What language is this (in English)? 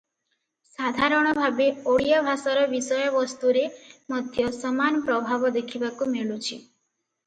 Odia